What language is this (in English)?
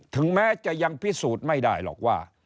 Thai